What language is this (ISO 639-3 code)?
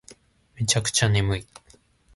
jpn